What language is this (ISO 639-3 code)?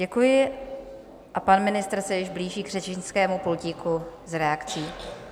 ces